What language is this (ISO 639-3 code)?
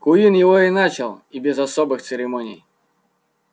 rus